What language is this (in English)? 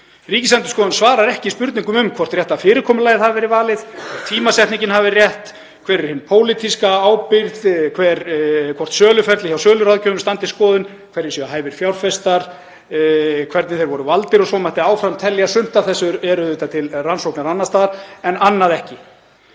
Icelandic